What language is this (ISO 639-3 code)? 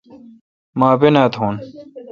xka